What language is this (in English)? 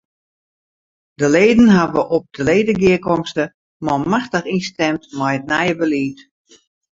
Western Frisian